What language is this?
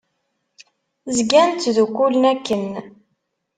Kabyle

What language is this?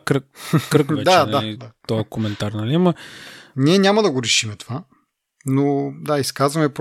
Bulgarian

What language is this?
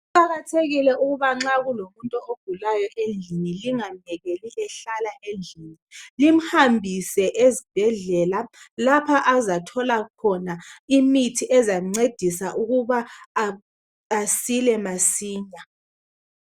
North Ndebele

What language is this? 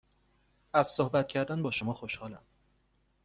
Persian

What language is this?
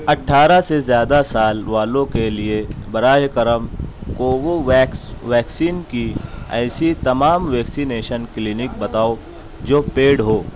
Urdu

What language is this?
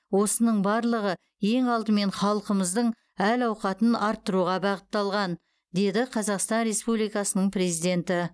Kazakh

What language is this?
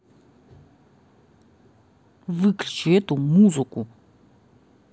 Russian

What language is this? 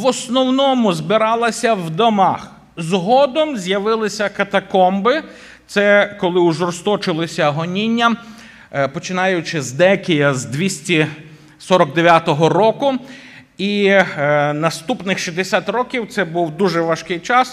Ukrainian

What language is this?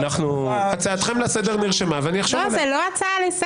Hebrew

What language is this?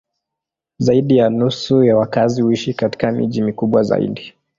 Swahili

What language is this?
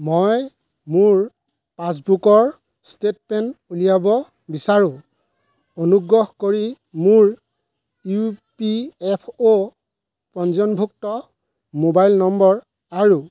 Assamese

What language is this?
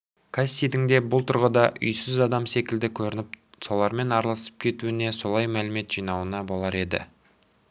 Kazakh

